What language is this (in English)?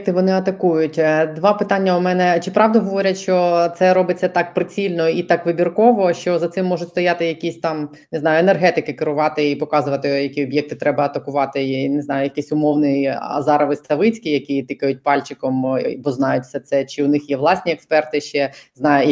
Ukrainian